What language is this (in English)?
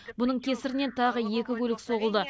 Kazakh